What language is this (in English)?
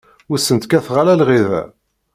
Kabyle